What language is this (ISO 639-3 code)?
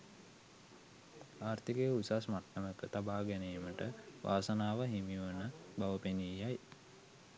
sin